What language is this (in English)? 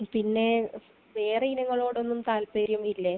Malayalam